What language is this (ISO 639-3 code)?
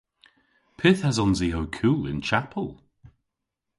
cor